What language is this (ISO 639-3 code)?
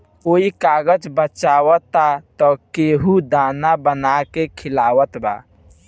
bho